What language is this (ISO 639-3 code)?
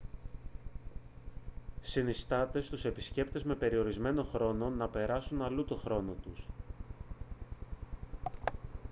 ell